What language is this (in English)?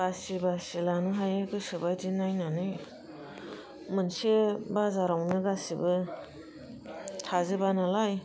Bodo